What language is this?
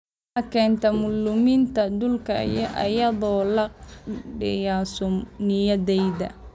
Somali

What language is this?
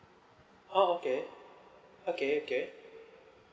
English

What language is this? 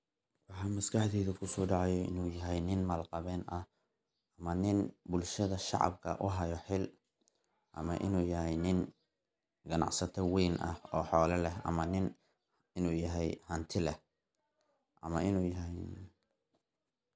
Somali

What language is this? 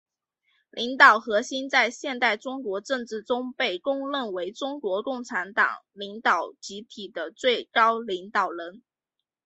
Chinese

